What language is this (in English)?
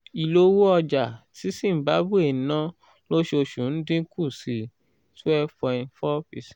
Yoruba